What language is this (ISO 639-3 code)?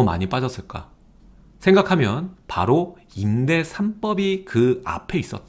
kor